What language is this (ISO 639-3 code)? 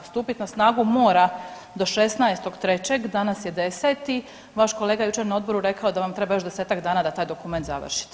hrv